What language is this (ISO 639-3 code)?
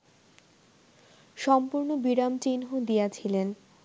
ben